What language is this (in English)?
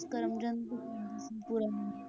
Punjabi